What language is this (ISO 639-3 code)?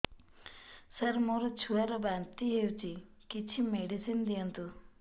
ori